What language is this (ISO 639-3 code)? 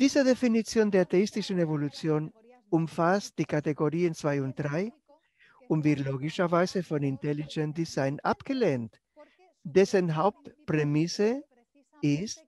deu